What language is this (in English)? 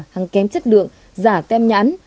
Vietnamese